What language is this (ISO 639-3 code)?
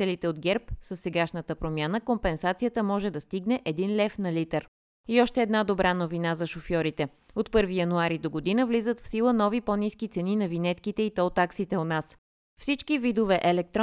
bul